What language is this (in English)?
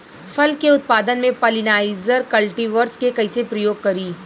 Bhojpuri